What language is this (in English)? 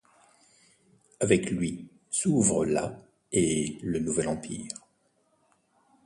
French